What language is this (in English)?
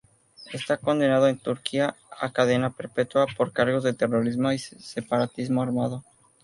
Spanish